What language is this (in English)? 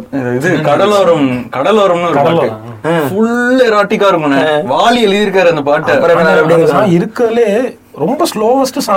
Tamil